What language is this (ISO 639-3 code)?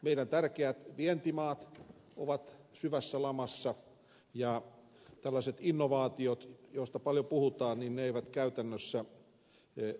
fin